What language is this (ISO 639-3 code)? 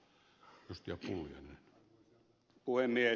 fin